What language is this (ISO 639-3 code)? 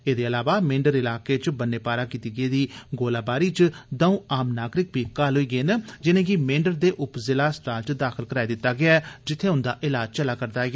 doi